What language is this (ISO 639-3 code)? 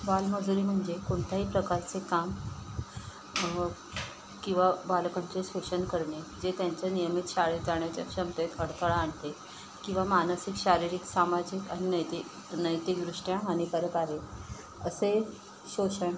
mar